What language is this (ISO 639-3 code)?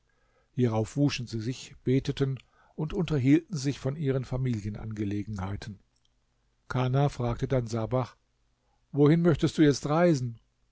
deu